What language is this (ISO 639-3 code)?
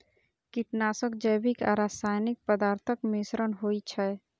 mai